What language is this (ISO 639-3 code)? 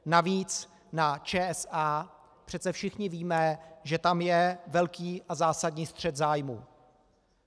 ces